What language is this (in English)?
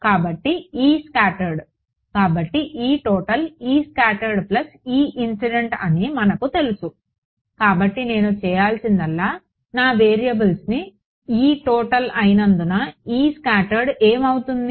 Telugu